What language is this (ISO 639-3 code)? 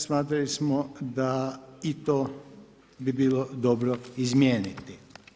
hrv